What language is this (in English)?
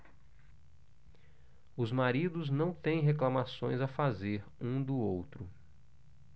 Portuguese